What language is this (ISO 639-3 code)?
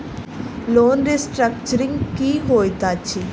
mai